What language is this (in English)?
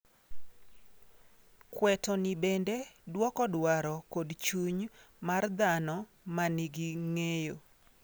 Luo (Kenya and Tanzania)